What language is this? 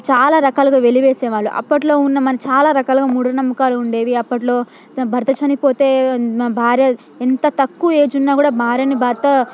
Telugu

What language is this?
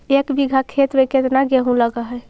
Magahi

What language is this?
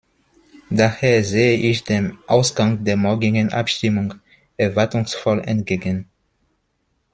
German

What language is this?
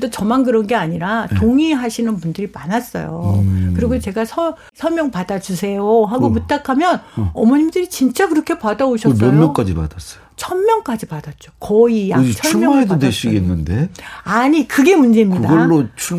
Korean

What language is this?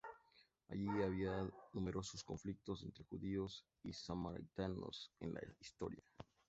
Spanish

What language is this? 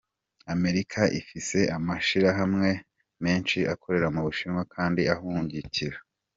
Kinyarwanda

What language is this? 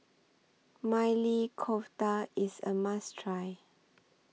English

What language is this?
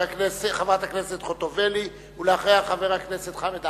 Hebrew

